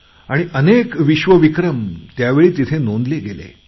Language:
Marathi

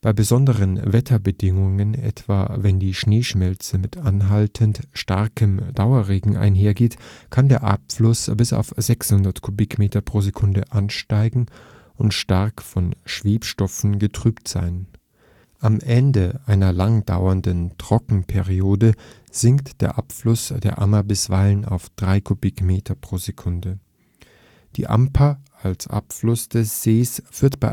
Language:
German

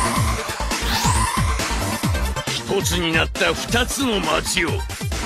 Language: Japanese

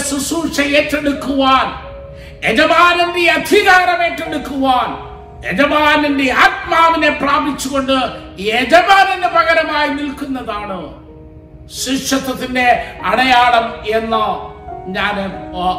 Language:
Malayalam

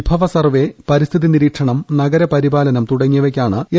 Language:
Malayalam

